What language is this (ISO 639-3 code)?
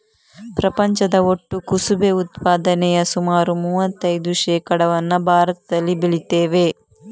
kan